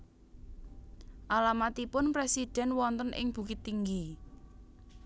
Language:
Javanese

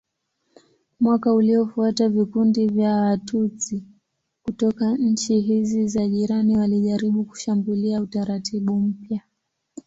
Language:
Swahili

